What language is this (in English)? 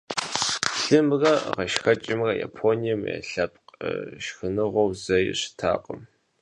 Kabardian